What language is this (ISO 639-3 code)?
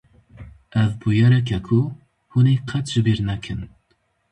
kur